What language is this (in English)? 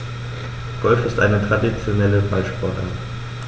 German